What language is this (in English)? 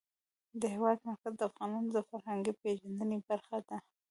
Pashto